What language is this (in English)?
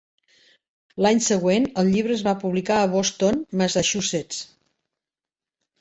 Catalan